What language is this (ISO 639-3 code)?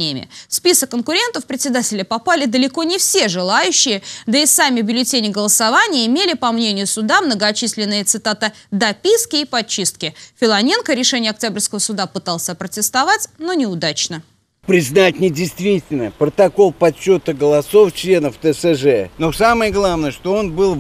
rus